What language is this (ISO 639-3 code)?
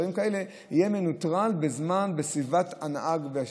heb